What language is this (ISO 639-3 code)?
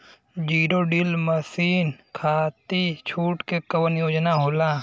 bho